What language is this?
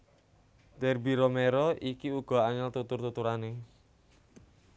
Javanese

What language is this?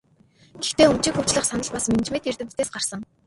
Mongolian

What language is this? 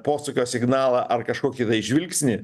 Lithuanian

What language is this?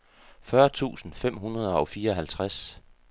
Danish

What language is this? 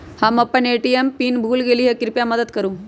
Magahi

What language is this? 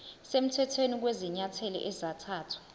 Zulu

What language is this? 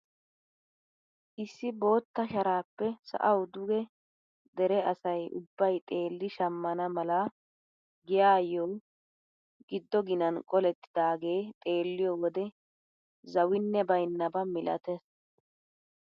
Wolaytta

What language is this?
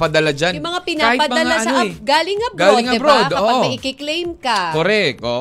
Filipino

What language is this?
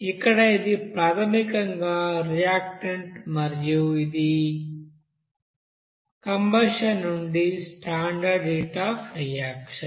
Telugu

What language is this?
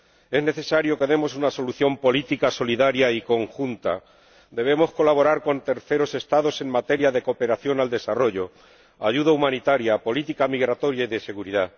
Spanish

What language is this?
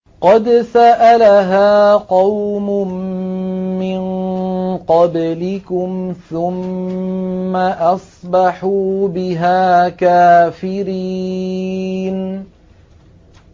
Arabic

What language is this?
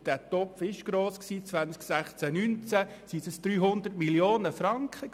Swiss German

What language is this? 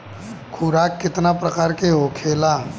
Bhojpuri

